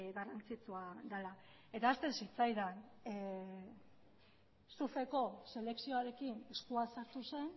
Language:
Basque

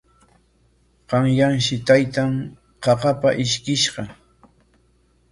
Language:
Corongo Ancash Quechua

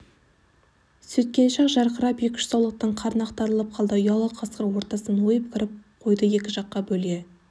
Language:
Kazakh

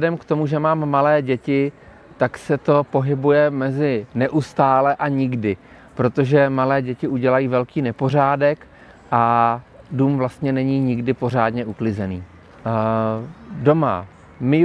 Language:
Czech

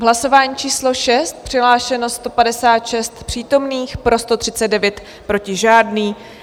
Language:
Czech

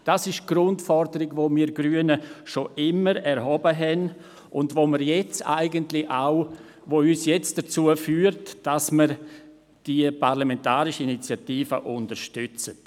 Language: Swiss German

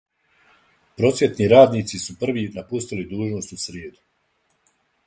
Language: Serbian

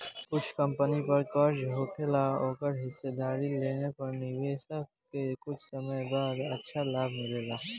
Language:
Bhojpuri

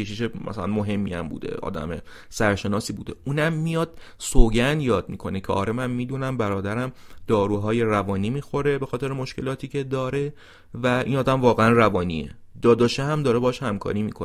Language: Persian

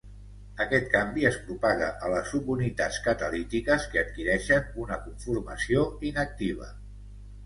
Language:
Catalan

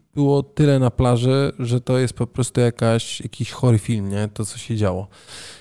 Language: Polish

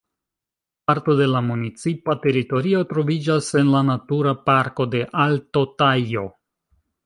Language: Esperanto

